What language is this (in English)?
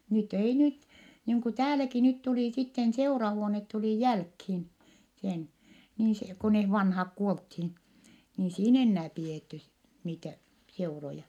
Finnish